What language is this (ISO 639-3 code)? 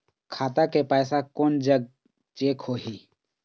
hne